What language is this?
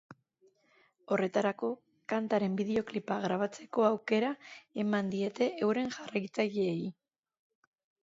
Basque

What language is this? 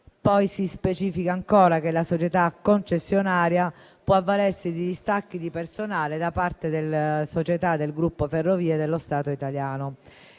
Italian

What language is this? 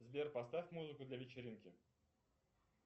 Russian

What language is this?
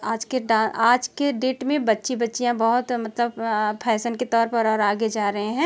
Hindi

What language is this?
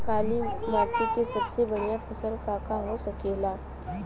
Bhojpuri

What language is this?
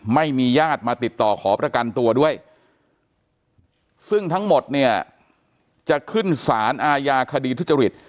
Thai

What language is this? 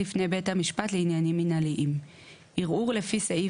Hebrew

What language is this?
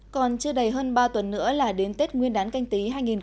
Vietnamese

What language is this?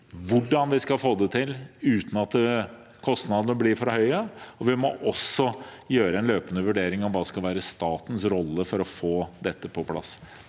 Norwegian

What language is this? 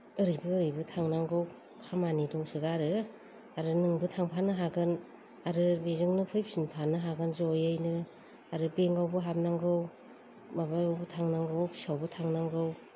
Bodo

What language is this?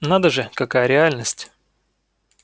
Russian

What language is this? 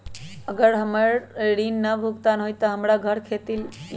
Magahi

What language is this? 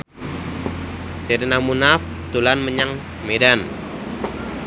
Javanese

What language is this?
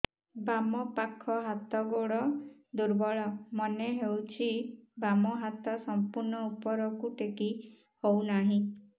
Odia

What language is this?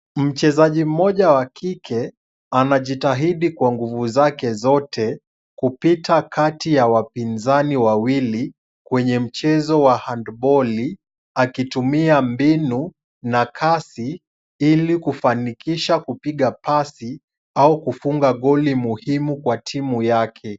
Swahili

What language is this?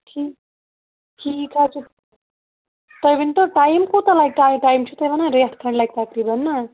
Kashmiri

